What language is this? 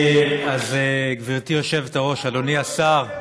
Hebrew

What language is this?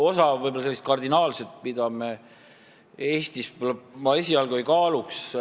Estonian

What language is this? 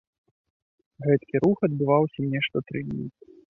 Belarusian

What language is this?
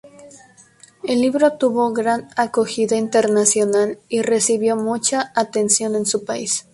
Spanish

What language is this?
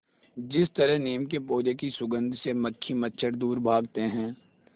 Hindi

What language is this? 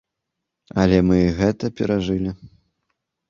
Belarusian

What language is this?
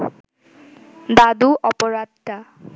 Bangla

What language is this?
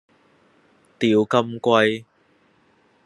Cantonese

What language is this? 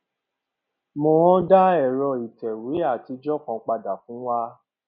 Yoruba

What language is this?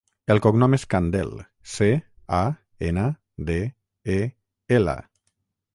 Catalan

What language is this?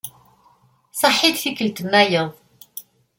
Kabyle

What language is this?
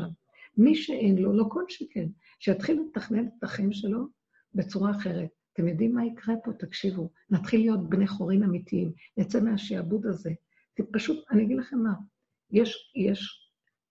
Hebrew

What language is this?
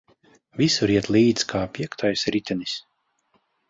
Latvian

